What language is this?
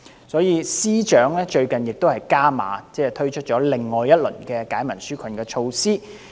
Cantonese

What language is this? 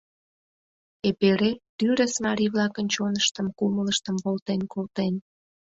Mari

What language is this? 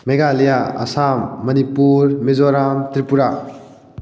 Manipuri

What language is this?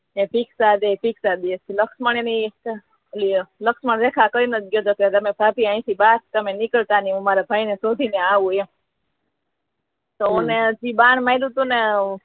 Gujarati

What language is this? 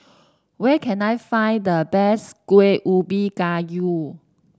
English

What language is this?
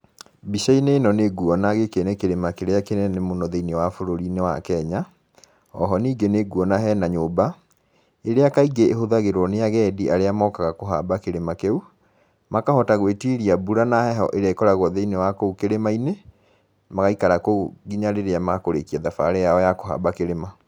Kikuyu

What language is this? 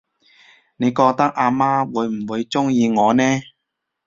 Cantonese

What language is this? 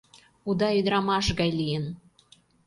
Mari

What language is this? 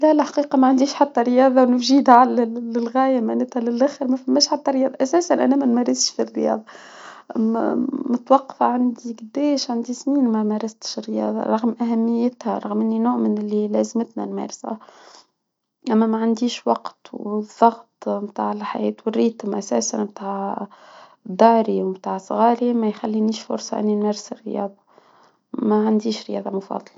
Tunisian Arabic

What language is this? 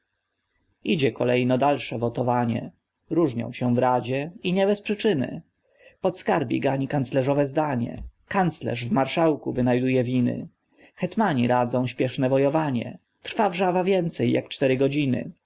Polish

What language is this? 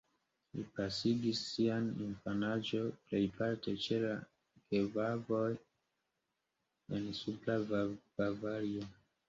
Esperanto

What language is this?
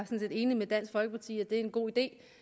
Danish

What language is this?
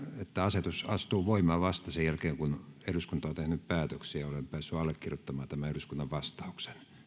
Finnish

